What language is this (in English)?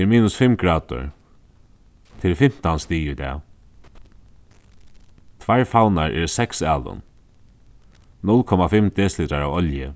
Faroese